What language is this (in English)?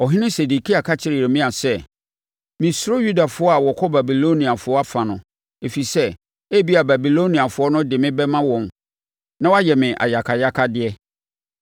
Akan